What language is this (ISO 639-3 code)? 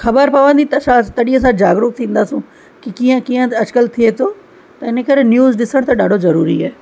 snd